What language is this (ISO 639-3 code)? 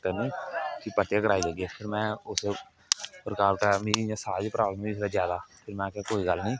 doi